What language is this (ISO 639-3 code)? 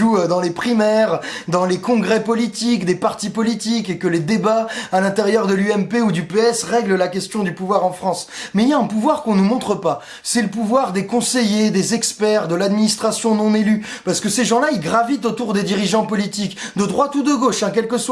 fra